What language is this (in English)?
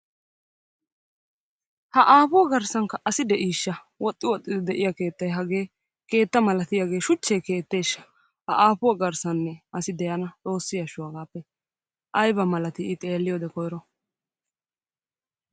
Wolaytta